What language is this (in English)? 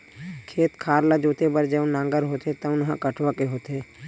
Chhattisgarhi